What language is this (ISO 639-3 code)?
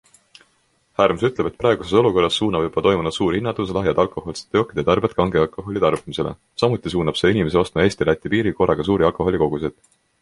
est